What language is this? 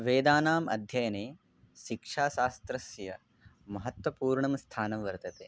Sanskrit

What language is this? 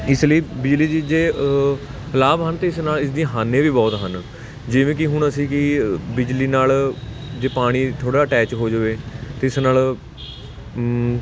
Punjabi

